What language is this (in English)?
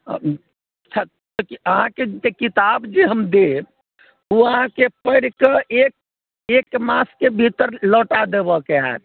Maithili